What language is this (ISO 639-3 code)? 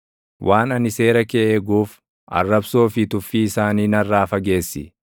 orm